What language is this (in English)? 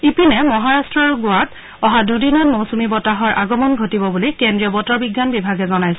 Assamese